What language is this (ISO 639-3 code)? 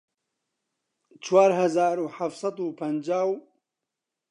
ckb